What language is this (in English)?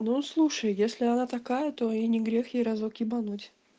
Russian